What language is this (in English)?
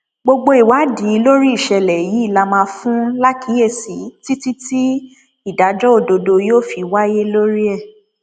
Yoruba